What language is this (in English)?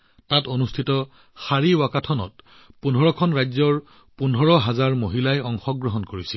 Assamese